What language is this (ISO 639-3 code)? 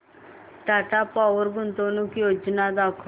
mar